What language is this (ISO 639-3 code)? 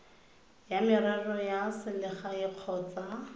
tsn